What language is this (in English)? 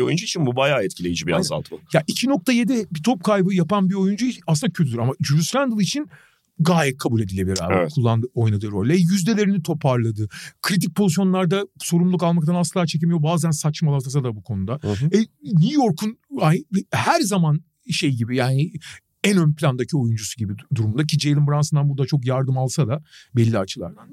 Turkish